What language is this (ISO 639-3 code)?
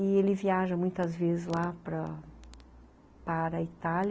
por